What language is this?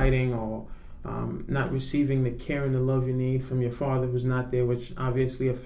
English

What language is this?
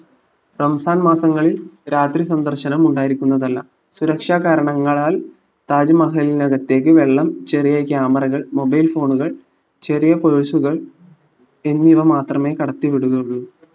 Malayalam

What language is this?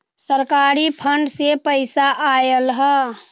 Magahi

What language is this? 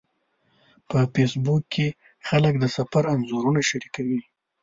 Pashto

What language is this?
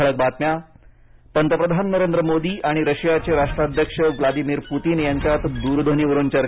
Marathi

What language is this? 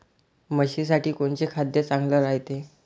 Marathi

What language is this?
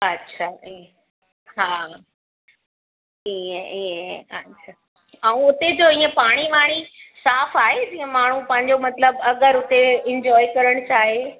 Sindhi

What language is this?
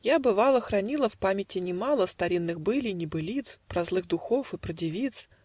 Russian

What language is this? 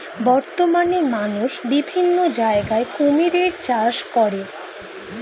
Bangla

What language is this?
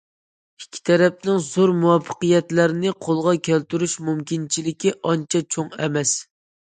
Uyghur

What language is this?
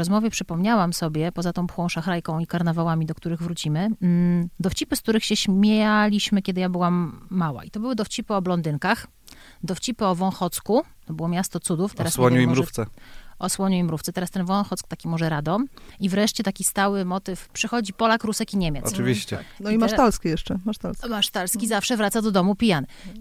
Polish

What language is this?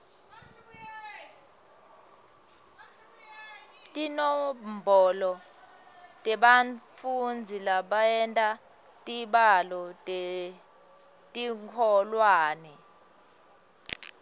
Swati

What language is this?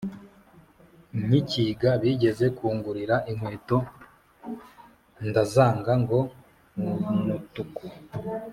Kinyarwanda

